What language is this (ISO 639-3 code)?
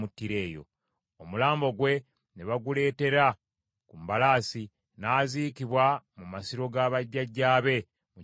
lug